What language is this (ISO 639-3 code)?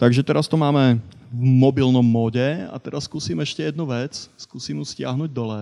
slk